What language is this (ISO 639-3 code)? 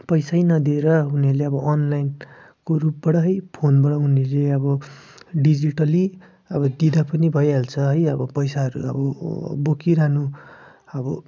nep